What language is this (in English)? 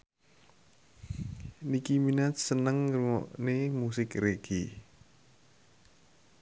Javanese